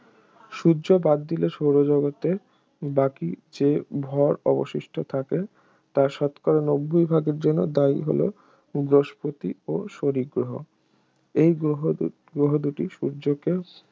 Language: Bangla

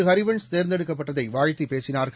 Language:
Tamil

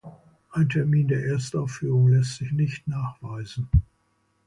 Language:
German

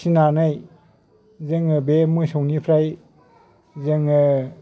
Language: Bodo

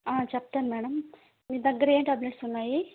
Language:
Telugu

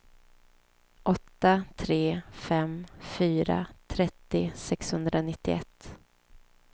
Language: Swedish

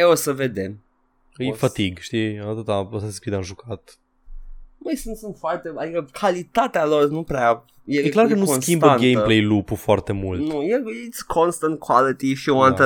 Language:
Romanian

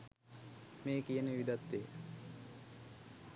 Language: Sinhala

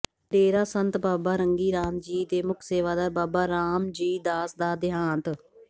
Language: Punjabi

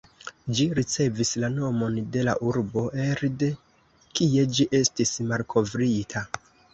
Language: Esperanto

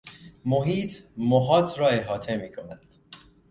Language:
Persian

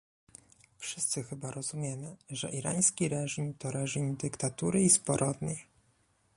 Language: Polish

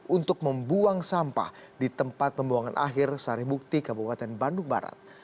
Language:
Indonesian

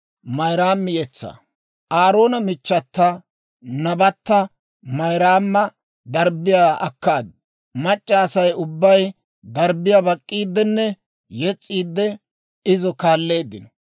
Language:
Dawro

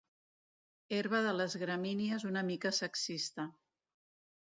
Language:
Catalan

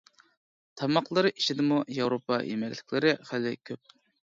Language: Uyghur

